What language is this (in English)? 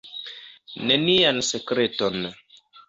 Esperanto